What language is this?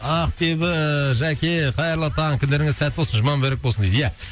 Kazakh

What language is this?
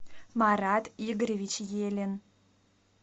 Russian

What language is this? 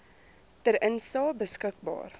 Afrikaans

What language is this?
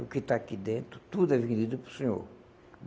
Portuguese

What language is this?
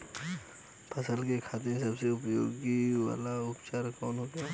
Bhojpuri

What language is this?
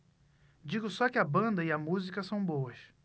Portuguese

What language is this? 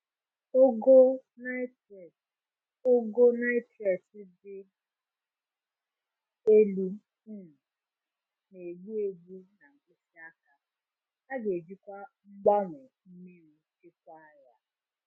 Igbo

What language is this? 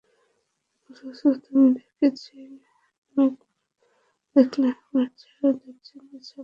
Bangla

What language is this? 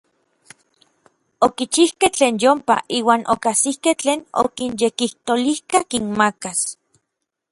Orizaba Nahuatl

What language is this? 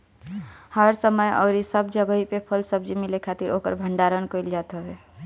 Bhojpuri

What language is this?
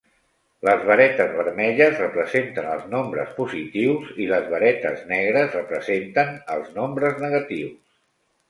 Catalan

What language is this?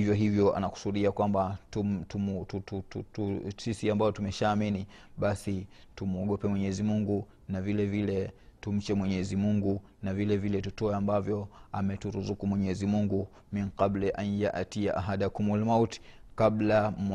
Swahili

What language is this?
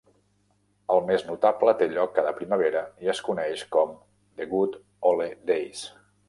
Catalan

